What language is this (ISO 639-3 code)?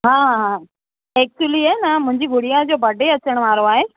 snd